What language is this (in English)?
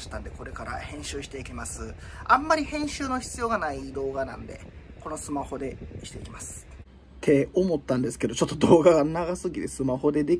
Japanese